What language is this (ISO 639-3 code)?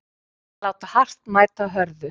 isl